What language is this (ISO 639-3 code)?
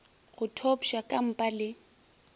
nso